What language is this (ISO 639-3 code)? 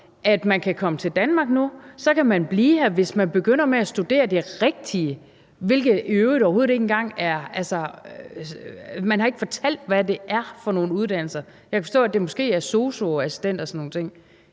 dan